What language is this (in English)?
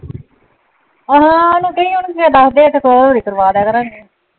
Punjabi